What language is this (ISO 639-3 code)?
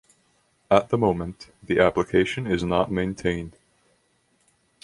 eng